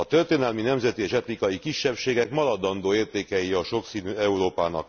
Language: Hungarian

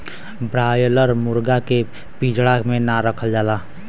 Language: Bhojpuri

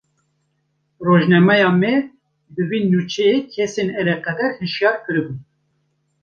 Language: Kurdish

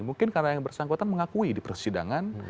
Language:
Indonesian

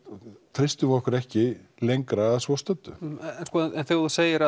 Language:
Icelandic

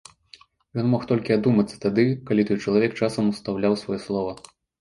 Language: Belarusian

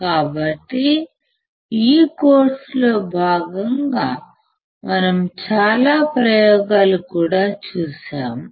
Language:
Telugu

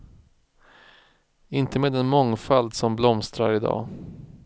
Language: Swedish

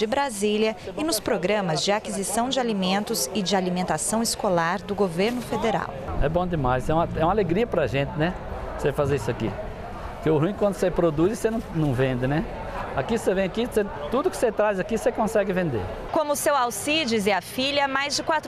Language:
Portuguese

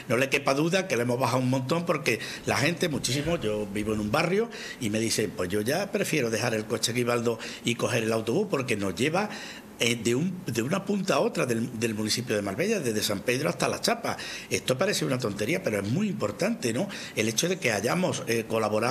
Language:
Spanish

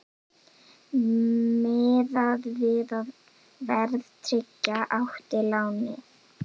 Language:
Icelandic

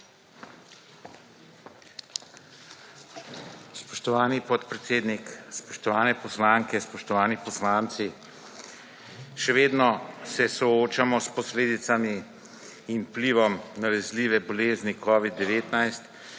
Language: Slovenian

